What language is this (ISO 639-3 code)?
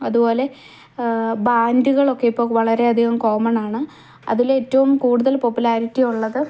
mal